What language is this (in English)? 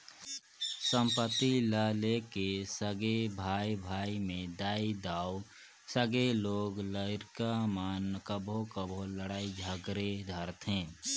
Chhattisgarhi